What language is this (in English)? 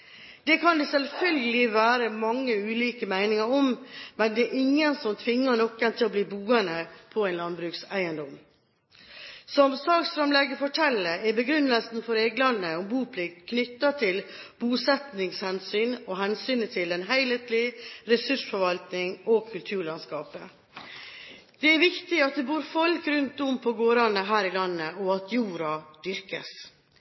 Norwegian Bokmål